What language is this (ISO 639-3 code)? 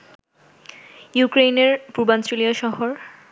ben